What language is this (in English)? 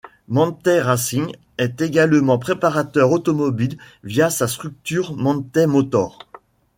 French